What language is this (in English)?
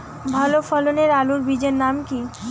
Bangla